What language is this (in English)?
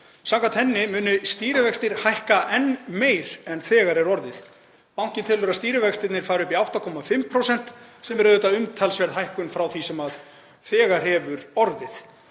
Icelandic